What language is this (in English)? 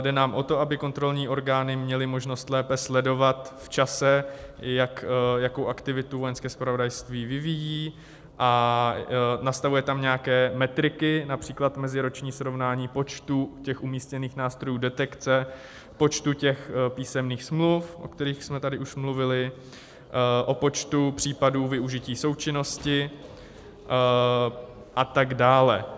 Czech